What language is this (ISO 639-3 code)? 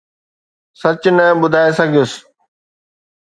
snd